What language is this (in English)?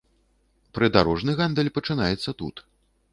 Belarusian